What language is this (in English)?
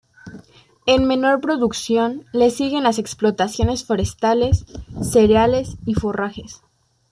Spanish